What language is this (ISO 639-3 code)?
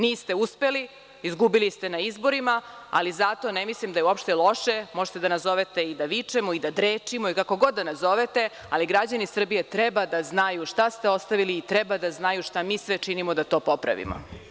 srp